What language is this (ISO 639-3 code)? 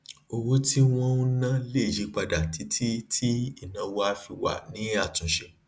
yor